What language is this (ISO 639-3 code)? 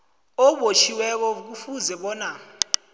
nbl